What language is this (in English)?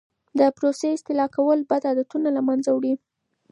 Pashto